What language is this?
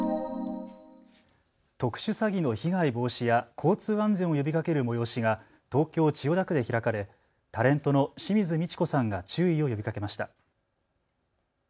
Japanese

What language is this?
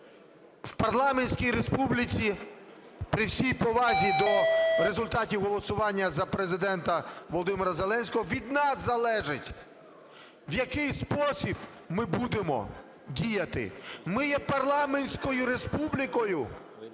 Ukrainian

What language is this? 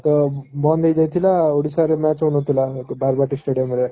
Odia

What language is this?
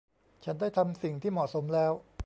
Thai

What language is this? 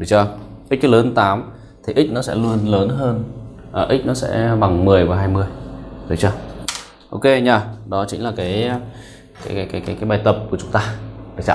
Vietnamese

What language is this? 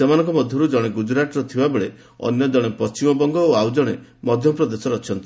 Odia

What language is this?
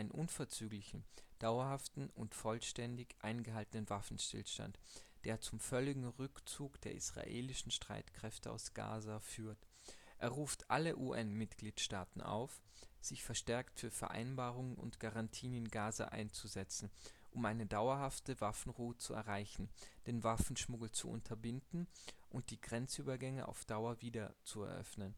German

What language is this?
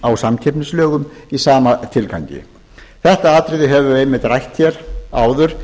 Icelandic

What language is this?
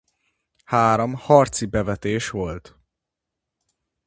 Hungarian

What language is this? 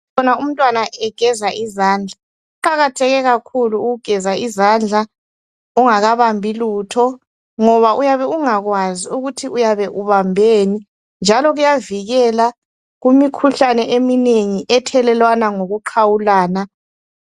North Ndebele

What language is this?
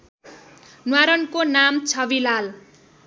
Nepali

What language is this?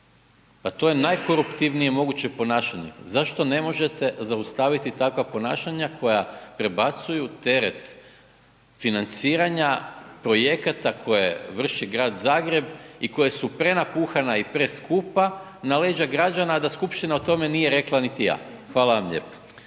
Croatian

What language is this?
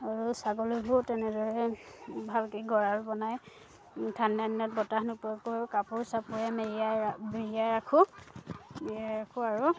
Assamese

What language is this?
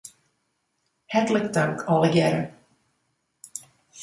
Western Frisian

